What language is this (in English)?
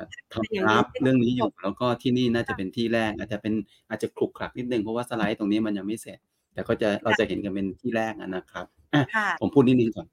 Thai